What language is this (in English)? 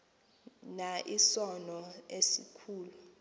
Xhosa